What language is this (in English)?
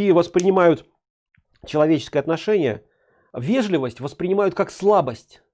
Russian